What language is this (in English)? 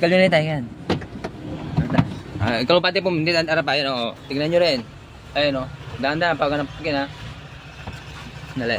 Filipino